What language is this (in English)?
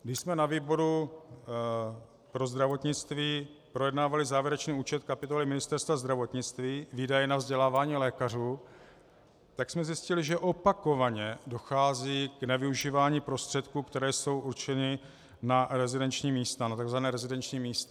Czech